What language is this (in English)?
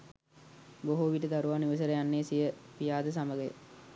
Sinhala